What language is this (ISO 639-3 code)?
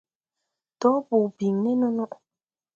tui